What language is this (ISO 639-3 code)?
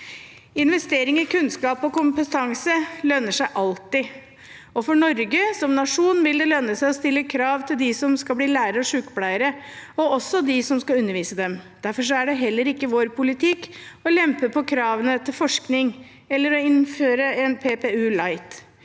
nor